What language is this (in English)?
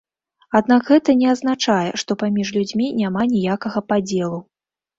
Belarusian